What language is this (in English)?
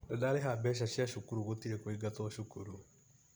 Kikuyu